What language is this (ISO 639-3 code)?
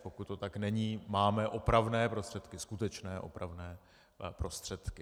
ces